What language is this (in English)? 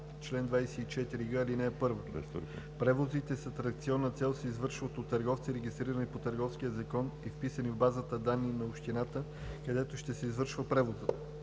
Bulgarian